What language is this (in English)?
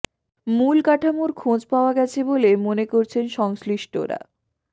Bangla